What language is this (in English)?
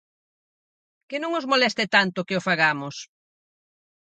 Galician